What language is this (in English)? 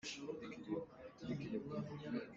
Hakha Chin